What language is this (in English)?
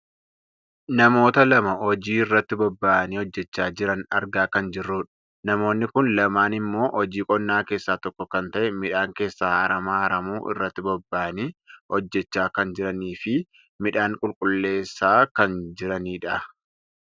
Oromo